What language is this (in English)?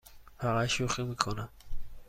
Persian